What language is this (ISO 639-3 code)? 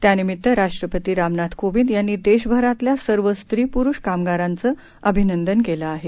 mar